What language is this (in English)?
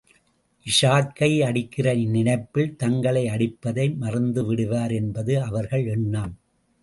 Tamil